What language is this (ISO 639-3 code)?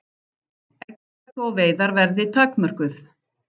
isl